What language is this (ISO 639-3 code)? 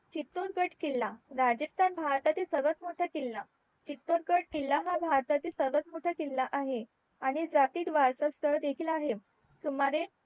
mar